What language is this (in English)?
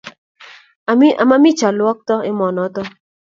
Kalenjin